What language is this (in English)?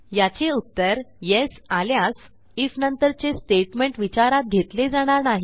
Marathi